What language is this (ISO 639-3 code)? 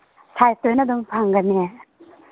mni